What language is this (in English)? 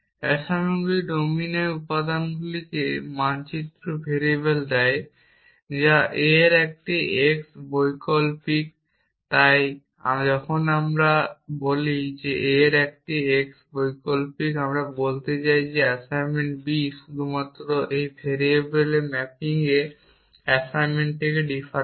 Bangla